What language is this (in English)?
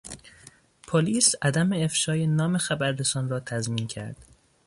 Persian